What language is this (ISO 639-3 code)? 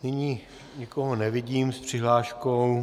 ces